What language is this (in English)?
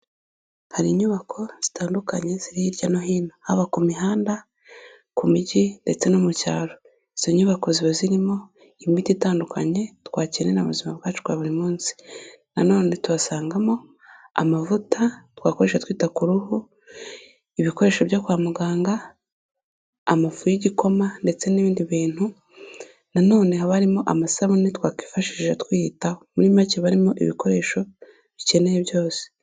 Kinyarwanda